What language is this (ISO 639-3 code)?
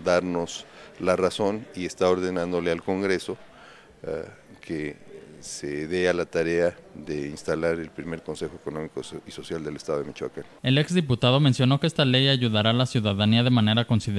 spa